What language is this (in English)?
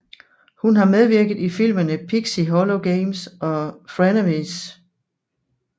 Danish